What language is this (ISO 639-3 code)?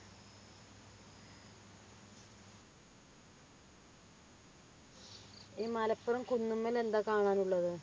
mal